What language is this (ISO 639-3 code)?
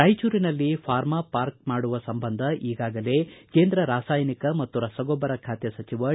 kan